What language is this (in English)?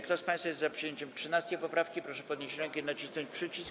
Polish